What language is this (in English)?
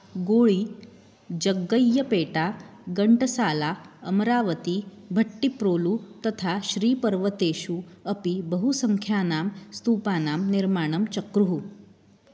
Sanskrit